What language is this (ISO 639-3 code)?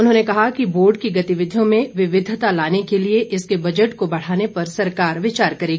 hin